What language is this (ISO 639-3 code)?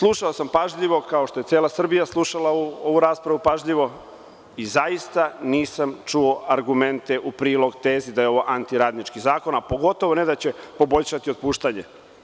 srp